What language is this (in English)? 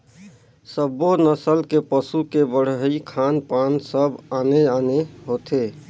Chhattisgarhi